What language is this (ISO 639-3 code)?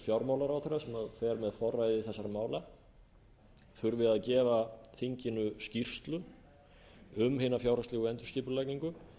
isl